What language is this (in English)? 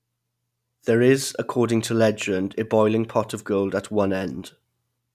English